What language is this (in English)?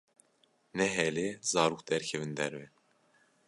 Kurdish